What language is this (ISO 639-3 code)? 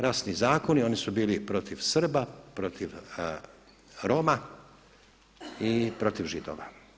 hrv